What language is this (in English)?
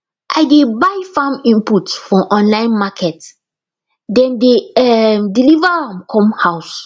Nigerian Pidgin